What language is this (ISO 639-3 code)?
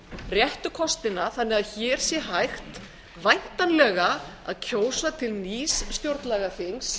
isl